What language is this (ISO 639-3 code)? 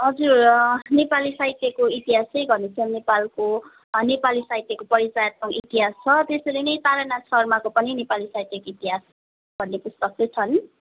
nep